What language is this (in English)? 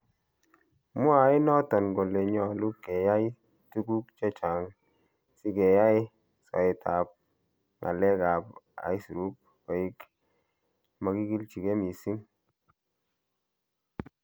Kalenjin